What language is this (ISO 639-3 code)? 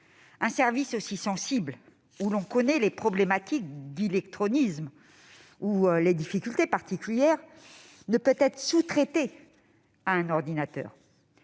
fra